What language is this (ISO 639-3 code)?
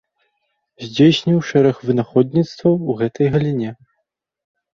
bel